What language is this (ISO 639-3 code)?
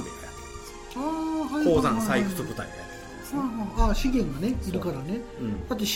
jpn